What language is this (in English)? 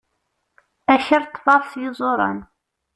Kabyle